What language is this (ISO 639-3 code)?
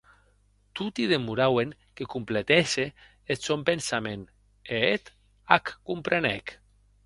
oci